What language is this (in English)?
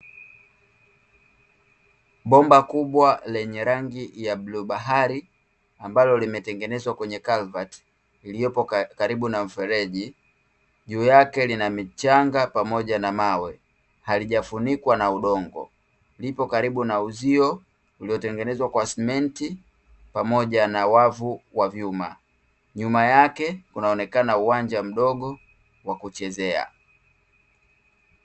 Swahili